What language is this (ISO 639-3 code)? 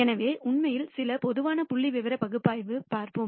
tam